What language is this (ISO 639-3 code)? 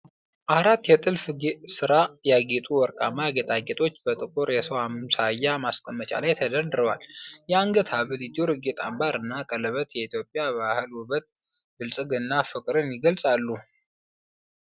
amh